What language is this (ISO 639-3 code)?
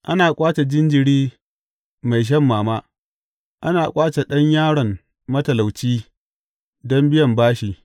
hau